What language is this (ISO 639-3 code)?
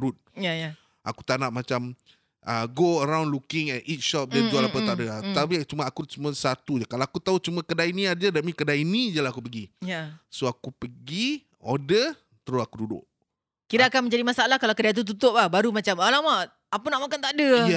msa